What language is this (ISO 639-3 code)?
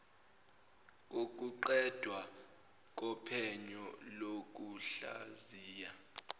zul